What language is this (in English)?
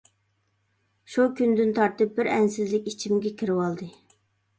Uyghur